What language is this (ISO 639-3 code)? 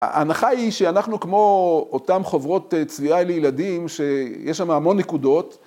heb